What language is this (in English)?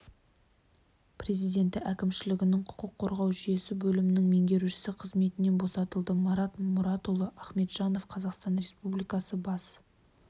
Kazakh